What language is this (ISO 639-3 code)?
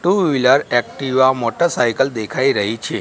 guj